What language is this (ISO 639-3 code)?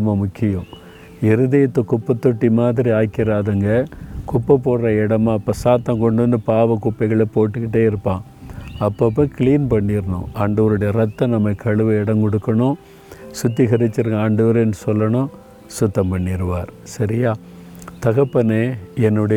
tam